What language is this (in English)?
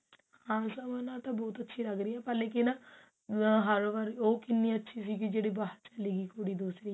Punjabi